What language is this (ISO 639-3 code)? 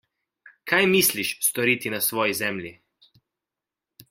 slv